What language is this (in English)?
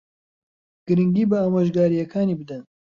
Central Kurdish